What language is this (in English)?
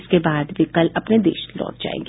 Hindi